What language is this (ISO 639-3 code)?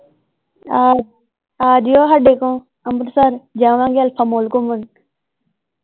pan